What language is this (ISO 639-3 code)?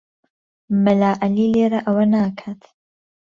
ckb